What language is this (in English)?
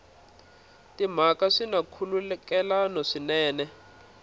Tsonga